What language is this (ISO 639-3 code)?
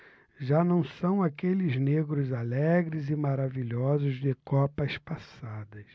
por